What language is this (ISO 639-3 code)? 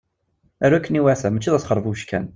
kab